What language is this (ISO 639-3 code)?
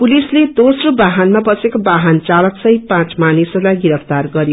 nep